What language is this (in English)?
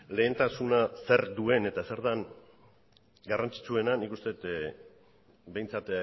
Basque